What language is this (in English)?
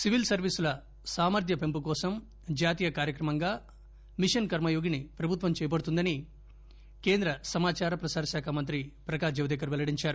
Telugu